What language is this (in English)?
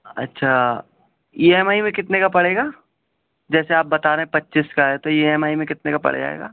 Urdu